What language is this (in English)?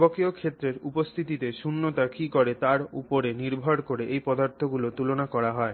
Bangla